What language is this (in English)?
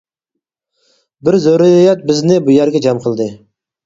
Uyghur